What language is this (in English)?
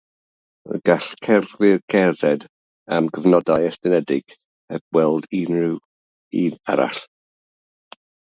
Welsh